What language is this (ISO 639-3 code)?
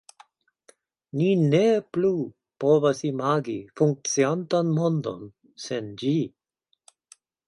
epo